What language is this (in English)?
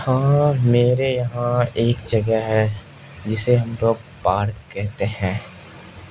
Urdu